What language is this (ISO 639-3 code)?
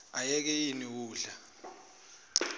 zul